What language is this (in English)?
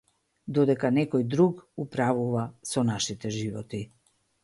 Macedonian